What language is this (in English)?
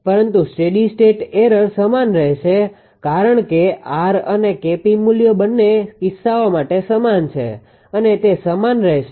Gujarati